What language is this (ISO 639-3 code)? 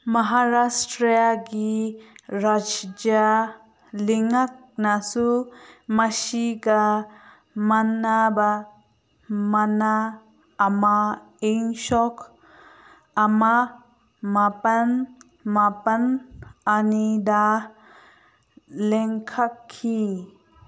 mni